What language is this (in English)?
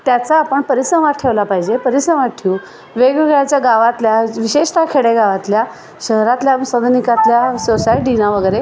Marathi